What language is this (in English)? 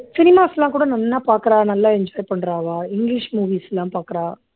Tamil